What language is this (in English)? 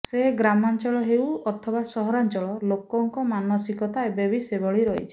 Odia